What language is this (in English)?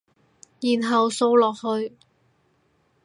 Cantonese